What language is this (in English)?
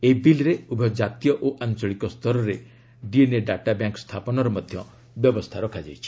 Odia